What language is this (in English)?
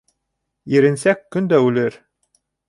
Bashkir